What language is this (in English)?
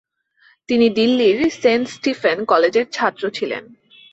Bangla